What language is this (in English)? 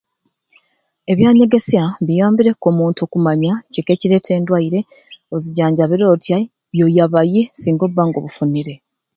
Ruuli